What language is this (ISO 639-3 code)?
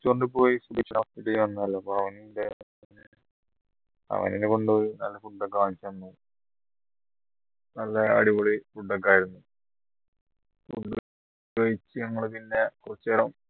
mal